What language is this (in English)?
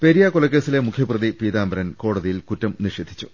Malayalam